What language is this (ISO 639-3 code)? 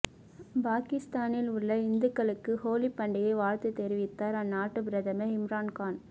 tam